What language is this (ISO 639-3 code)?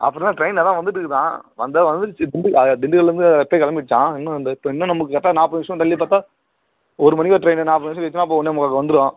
tam